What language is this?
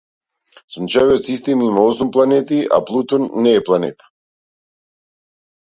Macedonian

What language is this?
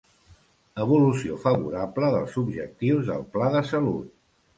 Catalan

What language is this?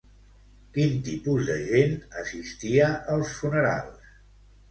Catalan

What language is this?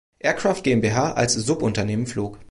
German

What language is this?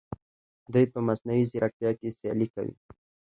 Pashto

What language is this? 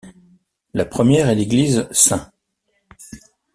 French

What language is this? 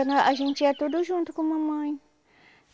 Portuguese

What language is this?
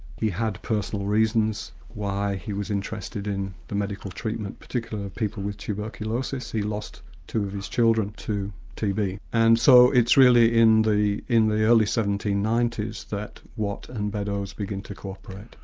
English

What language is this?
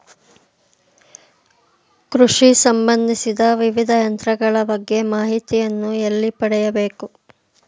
Kannada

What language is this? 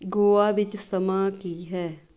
Punjabi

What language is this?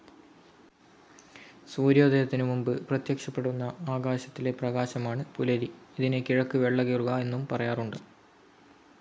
Malayalam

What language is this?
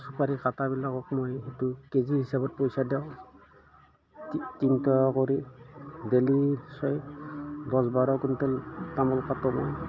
Assamese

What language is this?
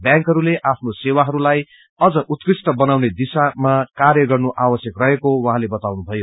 Nepali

